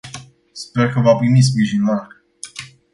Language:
Romanian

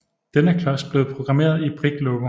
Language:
Danish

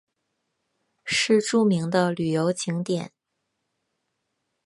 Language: Chinese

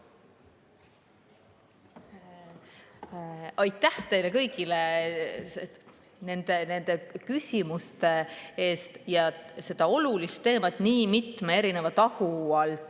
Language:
Estonian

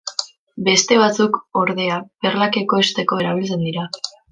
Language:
Basque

